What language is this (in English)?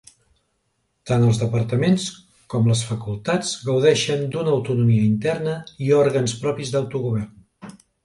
Catalan